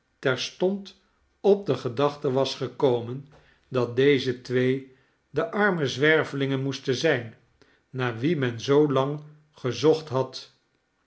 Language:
Dutch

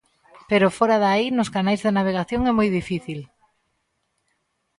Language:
Galician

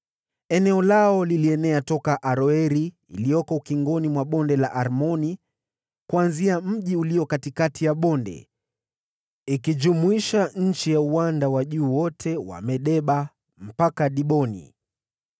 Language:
Swahili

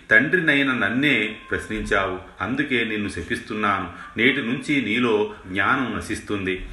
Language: Telugu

